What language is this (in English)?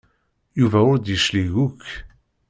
Kabyle